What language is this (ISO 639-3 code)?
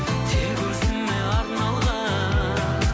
kaz